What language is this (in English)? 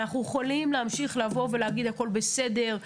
Hebrew